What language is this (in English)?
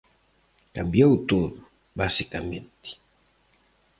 Galician